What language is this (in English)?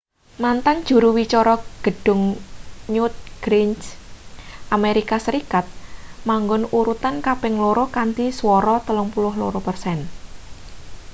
Javanese